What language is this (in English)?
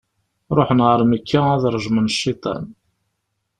Kabyle